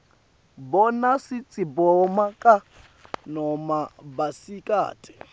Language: Swati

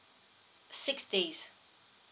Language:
English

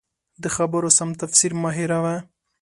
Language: Pashto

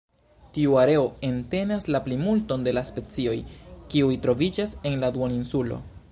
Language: Esperanto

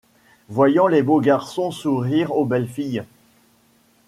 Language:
French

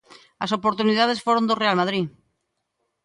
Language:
Galician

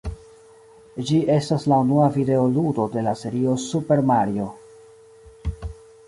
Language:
Esperanto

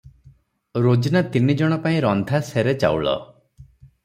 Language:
Odia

